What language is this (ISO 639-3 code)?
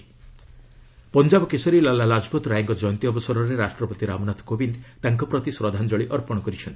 ori